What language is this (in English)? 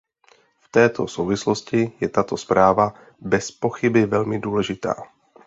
Czech